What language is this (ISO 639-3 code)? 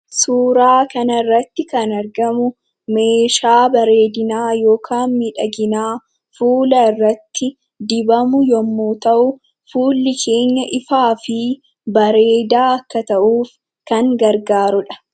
orm